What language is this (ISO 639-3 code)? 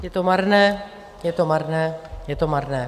ces